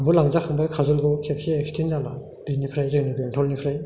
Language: Bodo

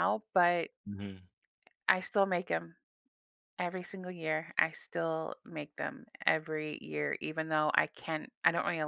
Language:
English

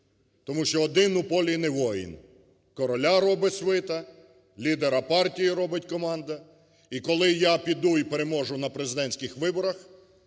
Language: Ukrainian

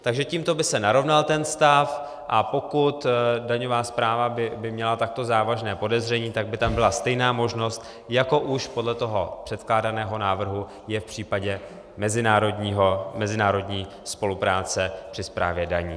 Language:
Czech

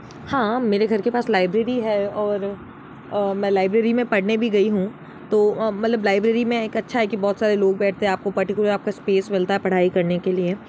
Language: Hindi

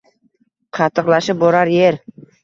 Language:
Uzbek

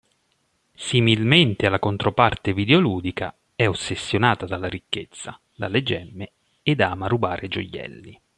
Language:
Italian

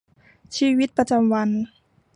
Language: Thai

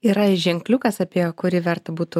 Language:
Lithuanian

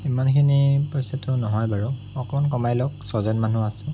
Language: Assamese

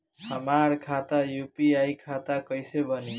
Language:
Bhojpuri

